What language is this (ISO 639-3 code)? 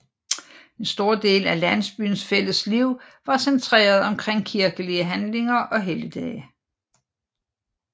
dan